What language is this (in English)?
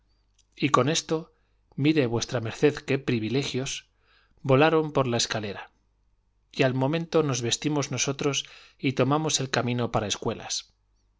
Spanish